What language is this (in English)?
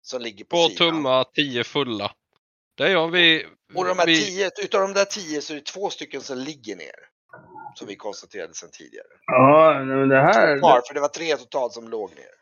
Swedish